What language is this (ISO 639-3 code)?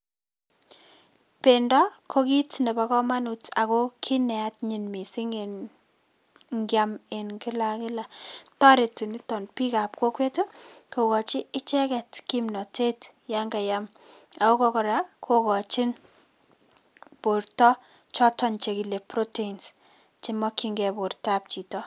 kln